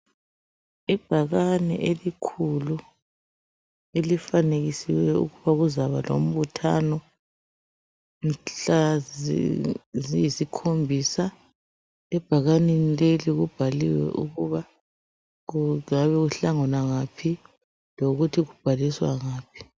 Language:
North Ndebele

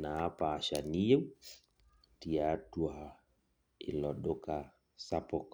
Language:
Masai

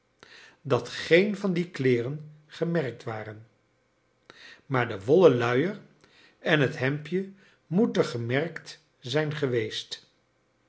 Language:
Dutch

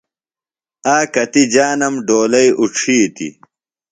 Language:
Phalura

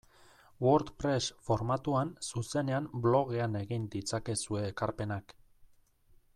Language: Basque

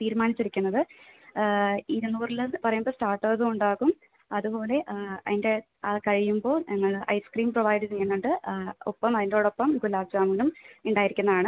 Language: Malayalam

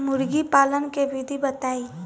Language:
Bhojpuri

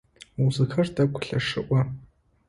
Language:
Adyghe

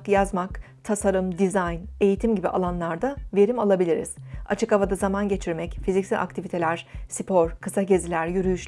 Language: Turkish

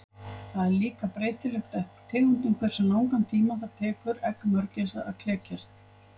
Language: Icelandic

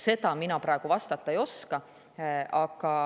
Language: Estonian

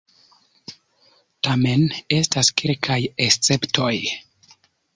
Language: Esperanto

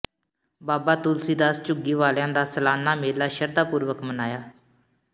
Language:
Punjabi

